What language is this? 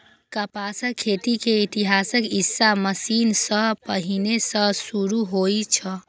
Maithili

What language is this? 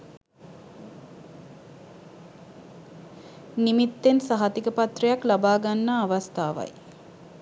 Sinhala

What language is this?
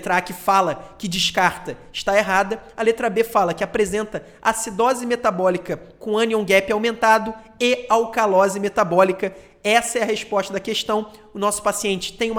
Portuguese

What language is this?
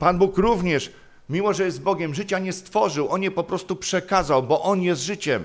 Polish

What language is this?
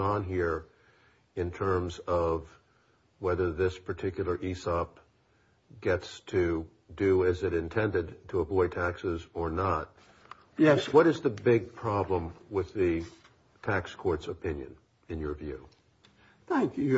English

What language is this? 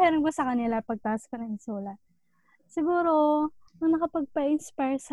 Filipino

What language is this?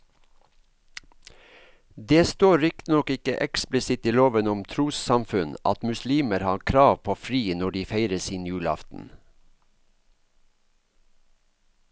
Norwegian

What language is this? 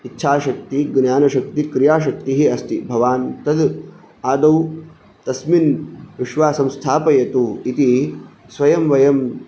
Sanskrit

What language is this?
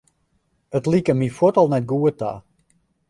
Western Frisian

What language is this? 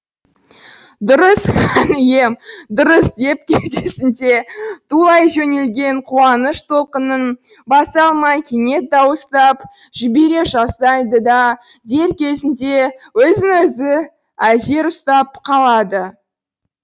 Kazakh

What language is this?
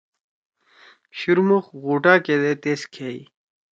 Torwali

